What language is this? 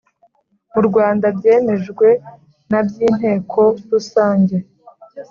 Kinyarwanda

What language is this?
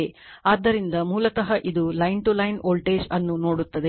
Kannada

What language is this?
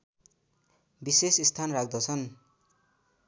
Nepali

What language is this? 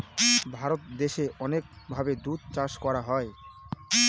Bangla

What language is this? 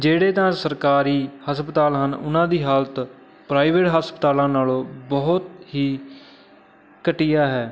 Punjabi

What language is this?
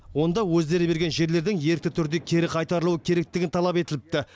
Kazakh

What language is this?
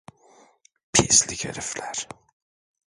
Turkish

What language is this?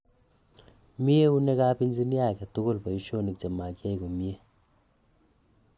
Kalenjin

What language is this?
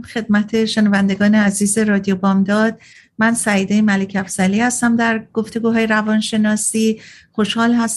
Persian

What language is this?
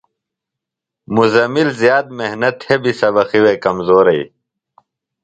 Phalura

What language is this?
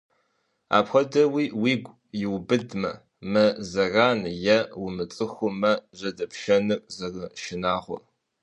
Kabardian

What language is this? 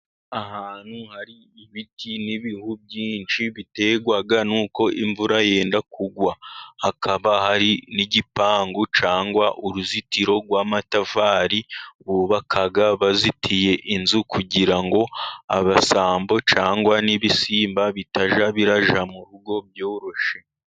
Kinyarwanda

